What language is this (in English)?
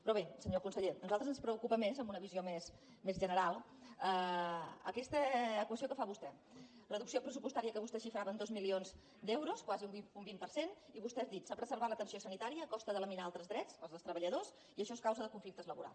Catalan